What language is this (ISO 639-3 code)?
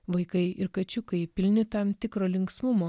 lit